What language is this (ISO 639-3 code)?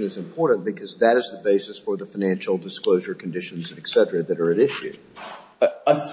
eng